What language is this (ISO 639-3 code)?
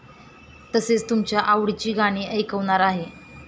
mar